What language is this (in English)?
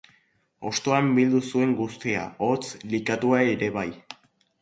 Basque